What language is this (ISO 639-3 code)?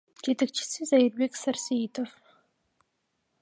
kir